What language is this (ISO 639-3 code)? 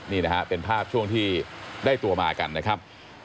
tha